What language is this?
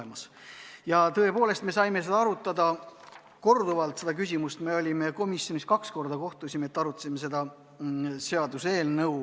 Estonian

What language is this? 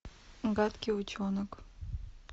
Russian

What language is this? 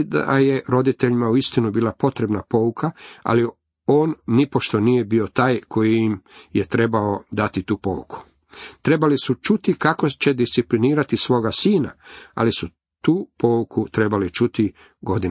Croatian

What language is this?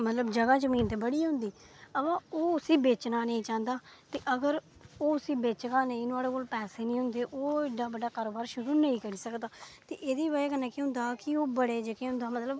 Dogri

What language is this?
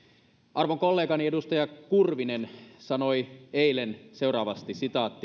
Finnish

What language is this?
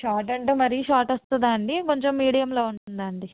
Telugu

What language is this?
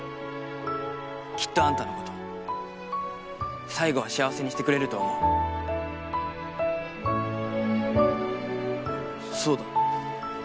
Japanese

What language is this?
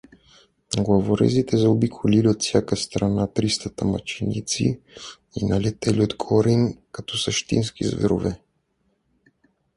Bulgarian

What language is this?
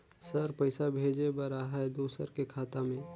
Chhattisgarhi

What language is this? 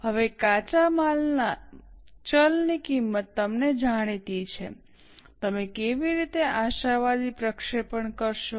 Gujarati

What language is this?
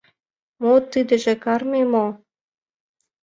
Mari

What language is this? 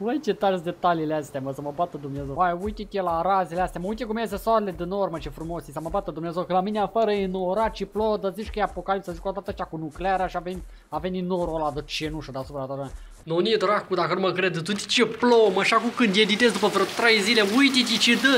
Romanian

